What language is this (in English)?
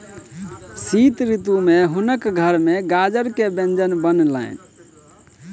Maithili